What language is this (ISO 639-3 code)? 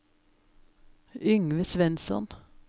nor